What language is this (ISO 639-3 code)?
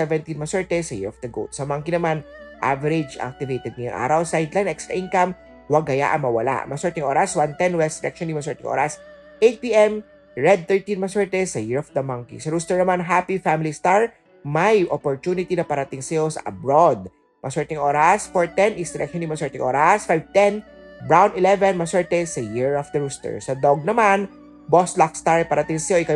fil